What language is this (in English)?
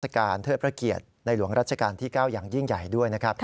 Thai